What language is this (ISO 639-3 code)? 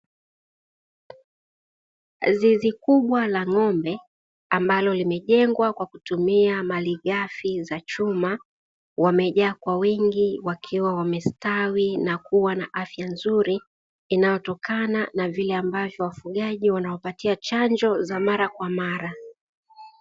swa